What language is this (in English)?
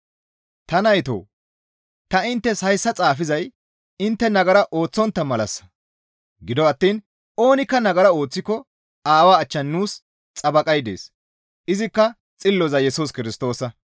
Gamo